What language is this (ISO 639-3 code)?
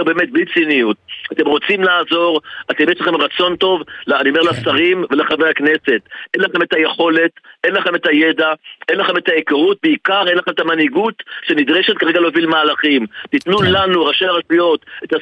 heb